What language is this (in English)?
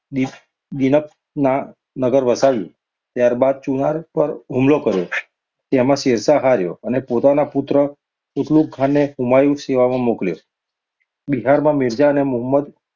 Gujarati